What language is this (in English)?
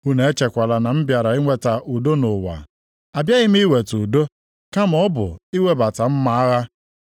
Igbo